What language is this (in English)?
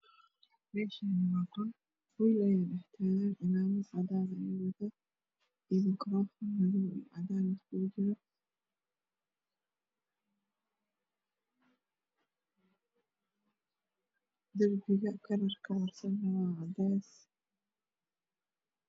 Somali